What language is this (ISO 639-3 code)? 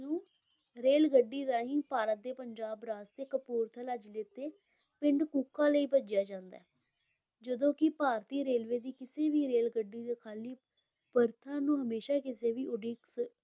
pan